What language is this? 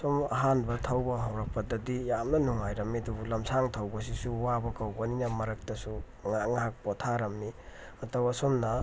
Manipuri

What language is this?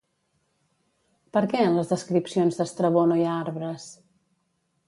Catalan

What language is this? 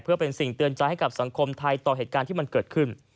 Thai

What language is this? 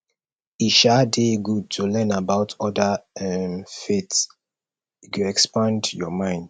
Nigerian Pidgin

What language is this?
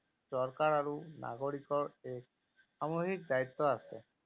Assamese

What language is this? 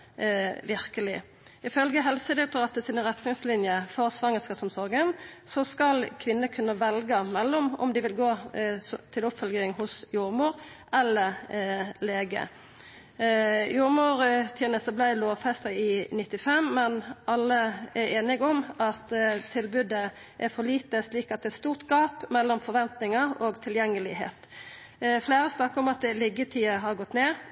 Norwegian Nynorsk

